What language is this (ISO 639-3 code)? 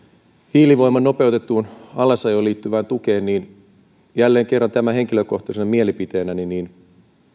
fin